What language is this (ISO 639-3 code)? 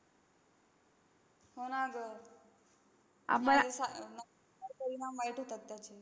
mar